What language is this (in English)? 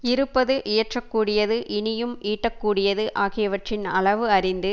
Tamil